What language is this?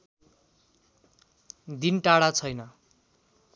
Nepali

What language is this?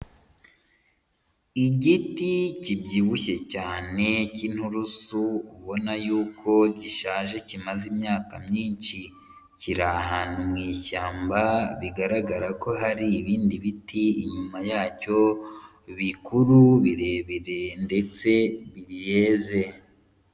Kinyarwanda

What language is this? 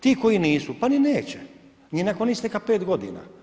Croatian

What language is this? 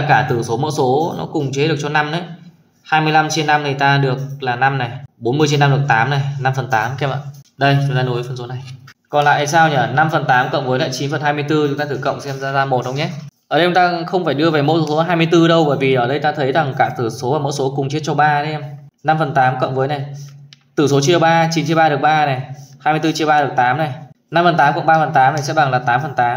Vietnamese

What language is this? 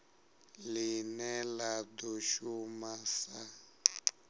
Venda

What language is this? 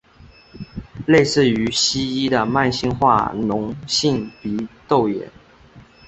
Chinese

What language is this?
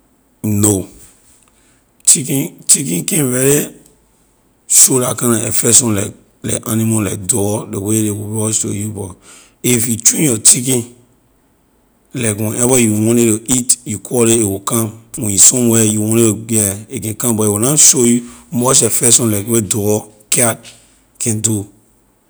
Liberian English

